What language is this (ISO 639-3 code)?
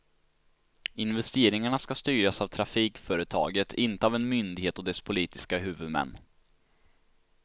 swe